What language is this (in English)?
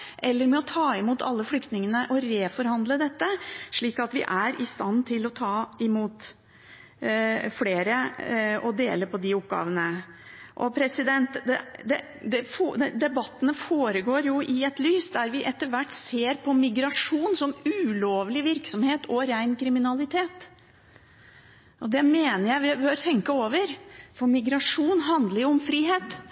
Norwegian Bokmål